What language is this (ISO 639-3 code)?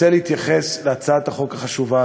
heb